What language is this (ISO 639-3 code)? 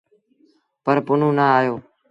sbn